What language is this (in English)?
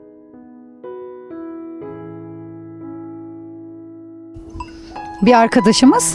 Turkish